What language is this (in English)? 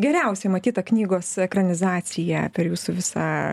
Lithuanian